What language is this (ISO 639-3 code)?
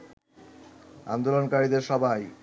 ben